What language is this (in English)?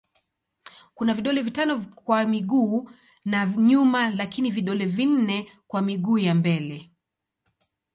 Swahili